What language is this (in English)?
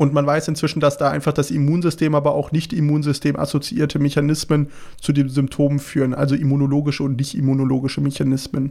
German